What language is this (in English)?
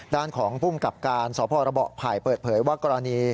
Thai